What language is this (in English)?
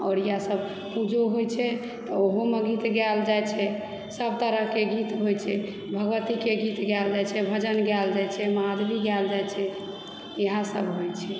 Maithili